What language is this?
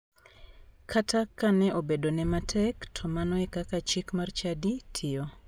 Luo (Kenya and Tanzania)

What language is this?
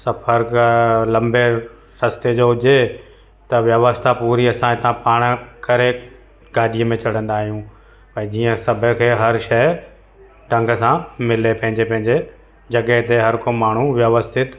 Sindhi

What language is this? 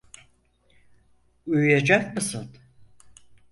Turkish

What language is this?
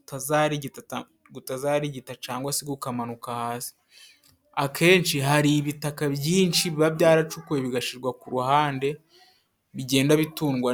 Kinyarwanda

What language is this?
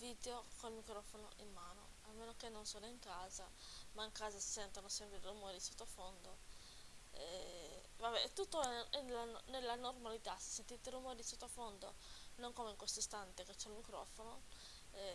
Italian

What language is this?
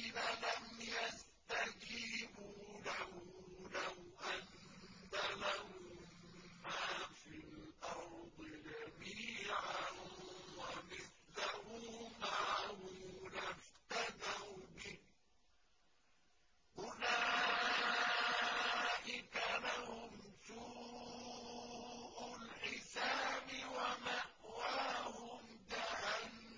Arabic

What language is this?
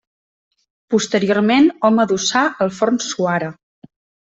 Catalan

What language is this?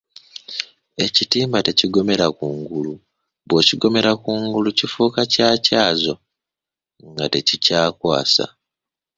Ganda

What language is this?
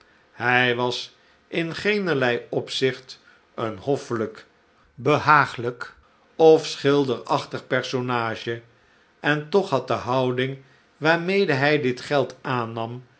Dutch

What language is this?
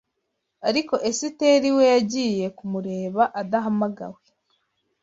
Kinyarwanda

